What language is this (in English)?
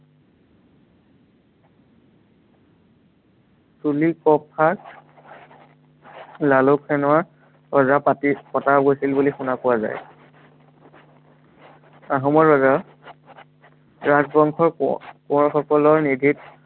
Assamese